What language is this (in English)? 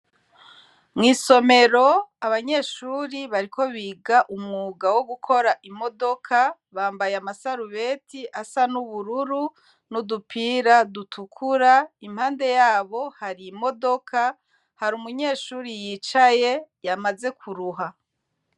Rundi